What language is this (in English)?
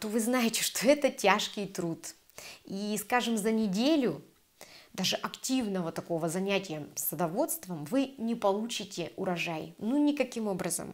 Russian